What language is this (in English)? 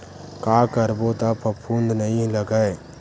Chhattisgarhi